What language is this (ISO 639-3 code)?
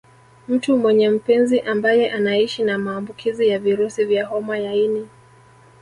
swa